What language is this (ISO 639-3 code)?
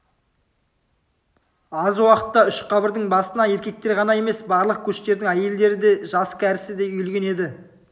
kaz